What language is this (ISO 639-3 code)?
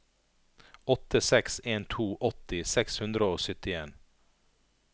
nor